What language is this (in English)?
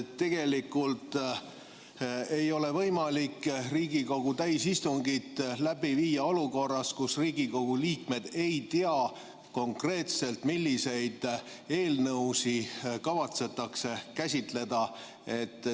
Estonian